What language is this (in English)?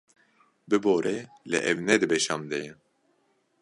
Kurdish